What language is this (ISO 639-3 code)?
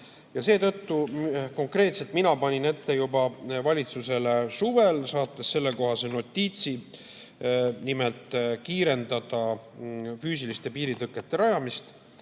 est